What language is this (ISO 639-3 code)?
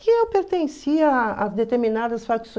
por